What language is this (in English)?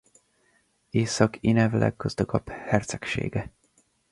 Hungarian